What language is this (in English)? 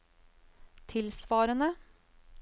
Norwegian